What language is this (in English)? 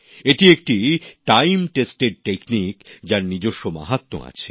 Bangla